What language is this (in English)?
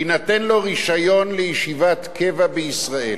Hebrew